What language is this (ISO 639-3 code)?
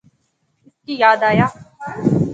phr